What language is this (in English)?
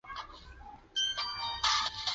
Chinese